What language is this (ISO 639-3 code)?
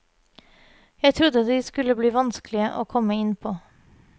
nor